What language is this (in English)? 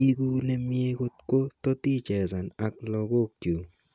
Kalenjin